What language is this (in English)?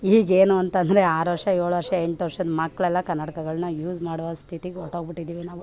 Kannada